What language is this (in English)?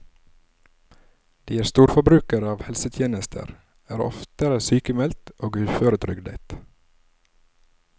Norwegian